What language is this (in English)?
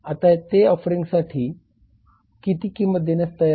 Marathi